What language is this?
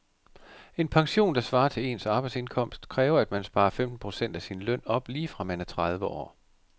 Danish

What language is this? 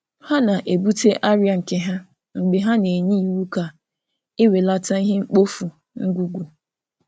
Igbo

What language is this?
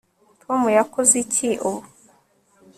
Kinyarwanda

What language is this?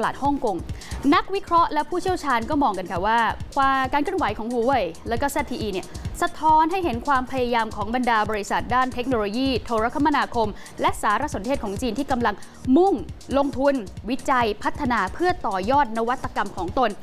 Thai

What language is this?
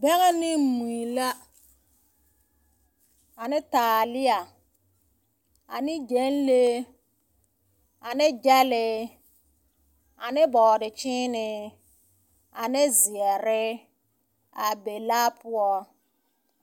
Southern Dagaare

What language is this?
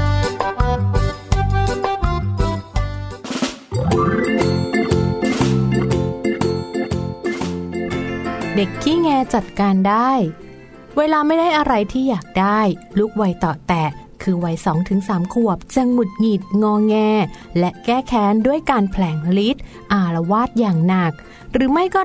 Thai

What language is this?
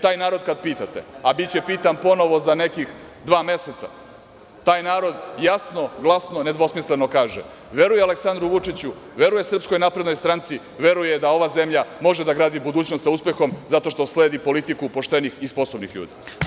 Serbian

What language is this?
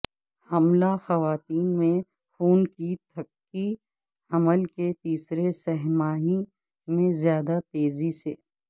Urdu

